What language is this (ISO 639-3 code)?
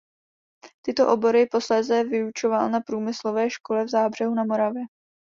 ces